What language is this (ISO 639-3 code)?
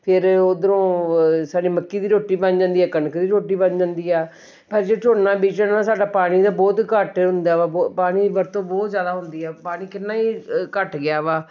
pan